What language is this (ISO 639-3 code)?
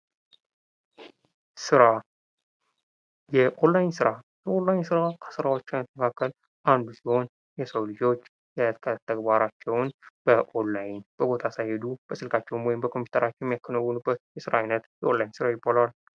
amh